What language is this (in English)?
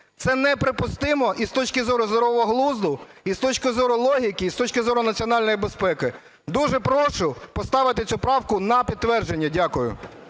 Ukrainian